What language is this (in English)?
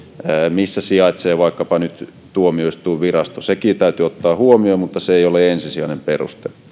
Finnish